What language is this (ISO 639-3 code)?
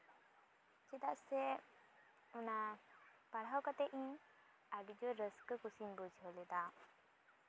sat